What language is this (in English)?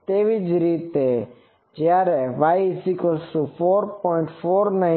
Gujarati